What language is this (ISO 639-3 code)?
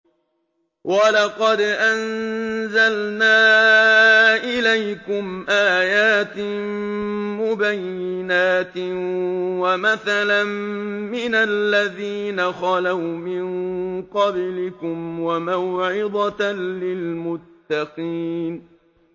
ara